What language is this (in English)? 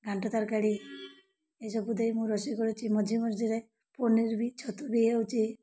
Odia